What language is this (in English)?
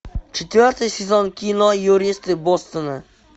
Russian